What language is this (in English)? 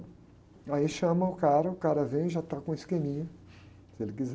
Portuguese